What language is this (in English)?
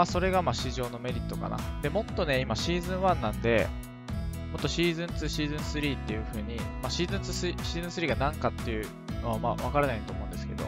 Japanese